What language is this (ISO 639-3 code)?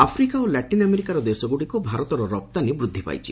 ori